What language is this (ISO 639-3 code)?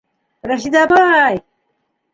bak